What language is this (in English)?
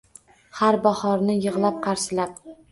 Uzbek